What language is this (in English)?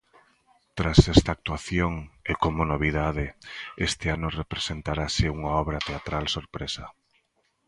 Galician